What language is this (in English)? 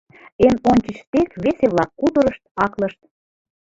Mari